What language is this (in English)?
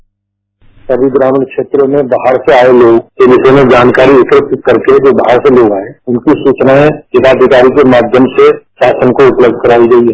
Hindi